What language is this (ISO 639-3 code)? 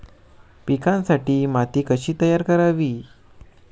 mar